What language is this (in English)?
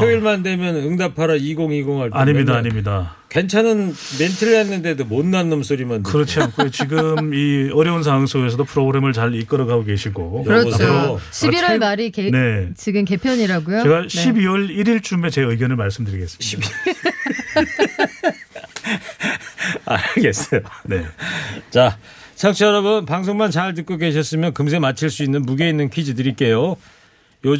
Korean